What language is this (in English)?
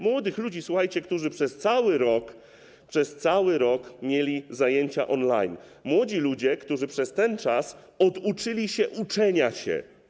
Polish